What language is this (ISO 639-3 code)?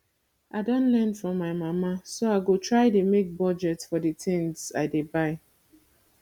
pcm